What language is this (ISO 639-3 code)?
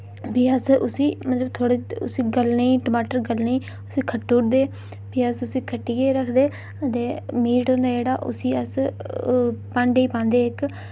doi